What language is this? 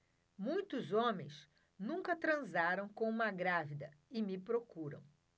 Portuguese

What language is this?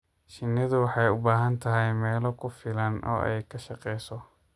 Somali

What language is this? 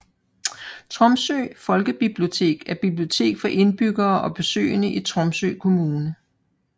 Danish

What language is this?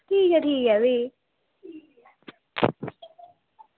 Dogri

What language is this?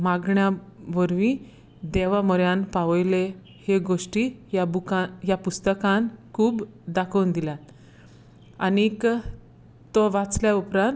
Konkani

